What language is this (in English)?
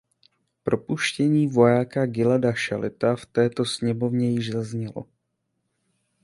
Czech